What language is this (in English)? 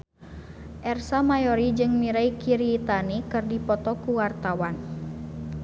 Sundanese